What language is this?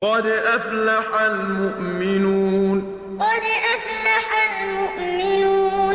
Arabic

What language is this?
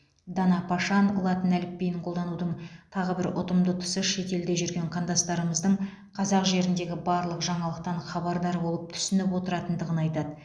Kazakh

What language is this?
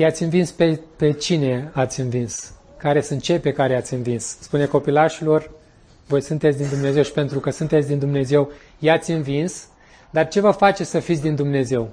Romanian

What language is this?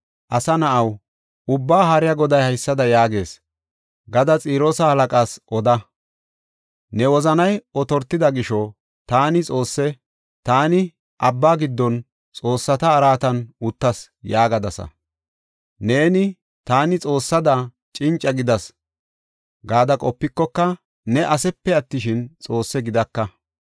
Gofa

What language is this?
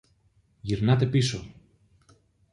Greek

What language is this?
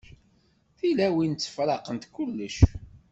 Kabyle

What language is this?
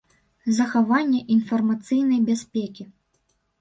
Belarusian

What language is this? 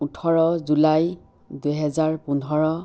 Assamese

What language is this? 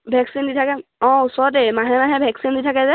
Assamese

